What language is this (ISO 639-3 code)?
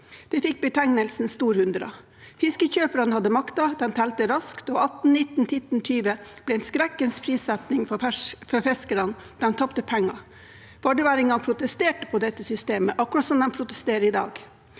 nor